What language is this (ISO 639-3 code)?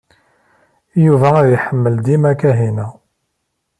kab